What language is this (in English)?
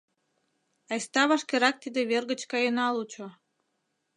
Mari